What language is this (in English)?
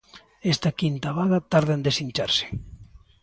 Galician